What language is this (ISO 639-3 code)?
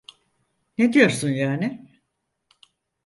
tur